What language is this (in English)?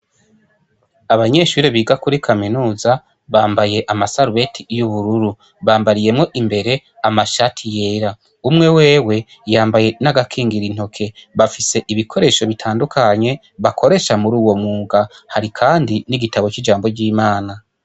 Rundi